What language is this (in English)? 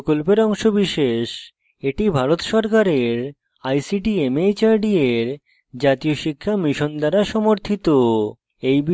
Bangla